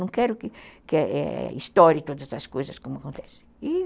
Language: Portuguese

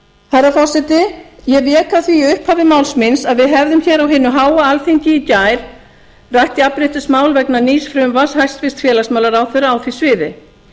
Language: Icelandic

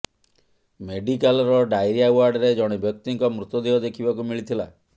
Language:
Odia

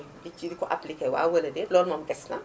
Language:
Wolof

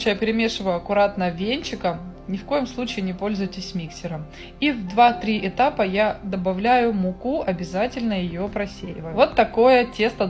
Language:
Russian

